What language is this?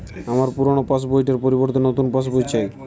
Bangla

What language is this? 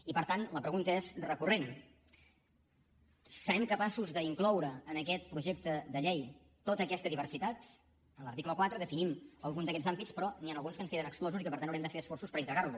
Catalan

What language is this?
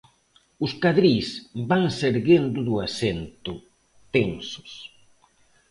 Galician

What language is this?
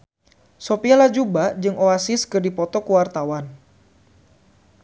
Sundanese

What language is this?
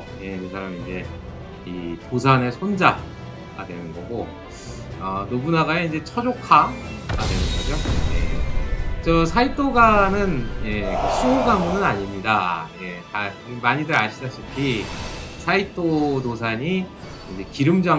Korean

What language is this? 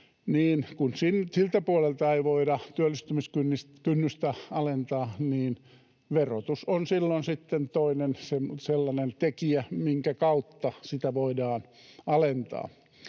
Finnish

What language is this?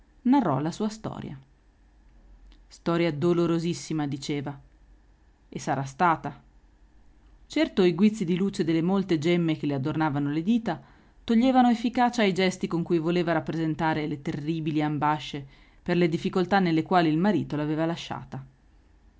Italian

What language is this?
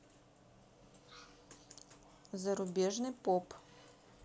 Russian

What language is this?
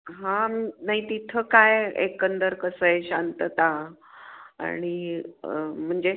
Marathi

